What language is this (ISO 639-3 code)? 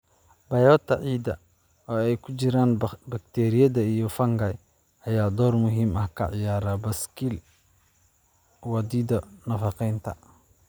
som